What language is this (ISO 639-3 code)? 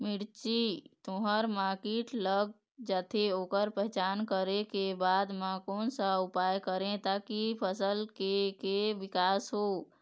hne